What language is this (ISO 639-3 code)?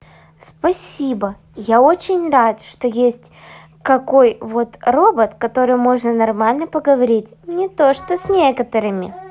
rus